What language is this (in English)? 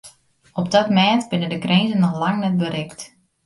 Western Frisian